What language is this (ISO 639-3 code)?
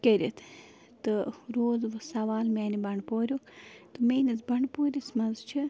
kas